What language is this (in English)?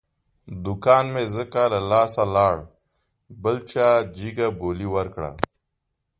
Pashto